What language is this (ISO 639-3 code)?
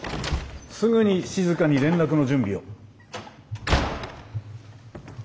jpn